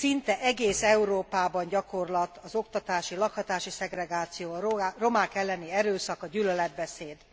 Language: Hungarian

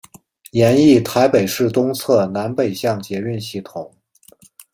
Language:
Chinese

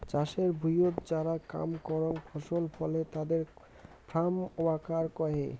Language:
Bangla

